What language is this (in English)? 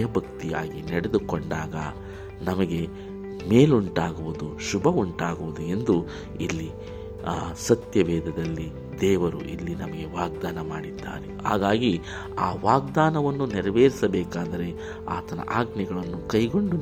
Kannada